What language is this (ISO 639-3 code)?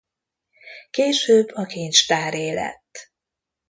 hun